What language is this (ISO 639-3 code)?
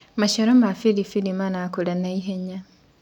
kik